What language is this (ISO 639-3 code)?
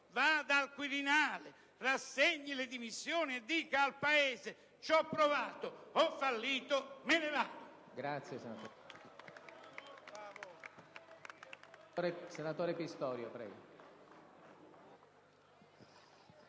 ita